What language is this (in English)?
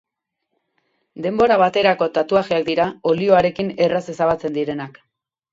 Basque